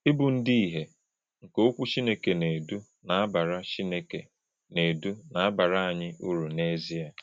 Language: Igbo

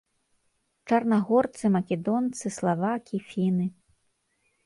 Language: Belarusian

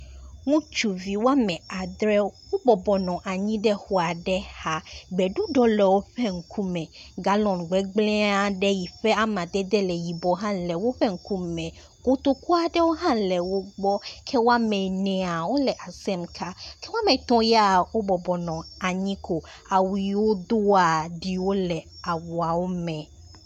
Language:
Ewe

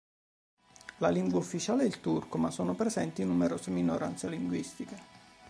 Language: Italian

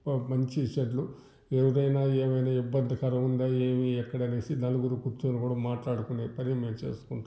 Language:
Telugu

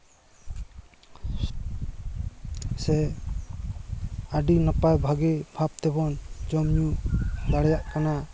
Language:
Santali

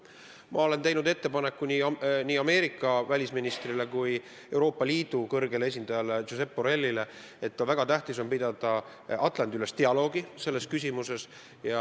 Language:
Estonian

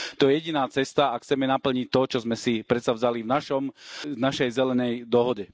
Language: Slovak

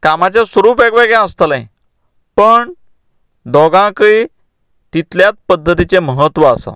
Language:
Konkani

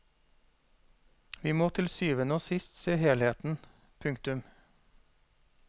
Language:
Norwegian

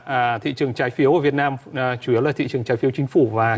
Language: Vietnamese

